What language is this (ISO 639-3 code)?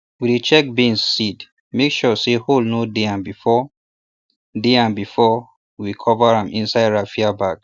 pcm